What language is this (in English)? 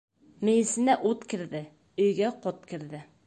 Bashkir